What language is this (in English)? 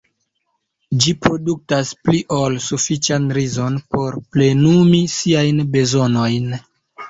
Esperanto